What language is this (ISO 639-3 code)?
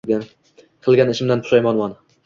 uzb